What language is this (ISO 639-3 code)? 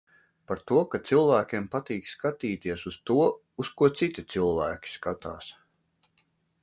lav